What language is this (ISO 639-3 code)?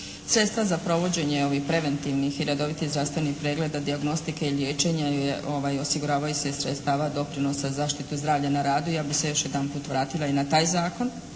hrv